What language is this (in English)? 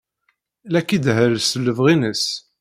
Kabyle